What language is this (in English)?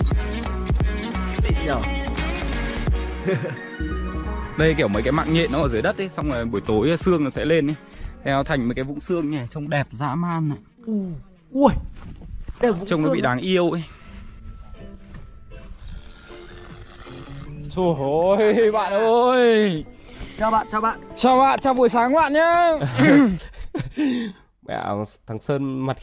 Vietnamese